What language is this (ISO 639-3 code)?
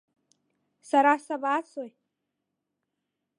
abk